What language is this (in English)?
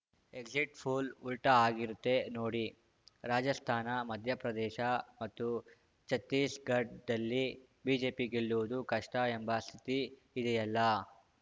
Kannada